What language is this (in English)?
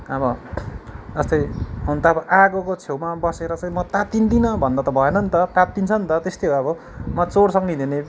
Nepali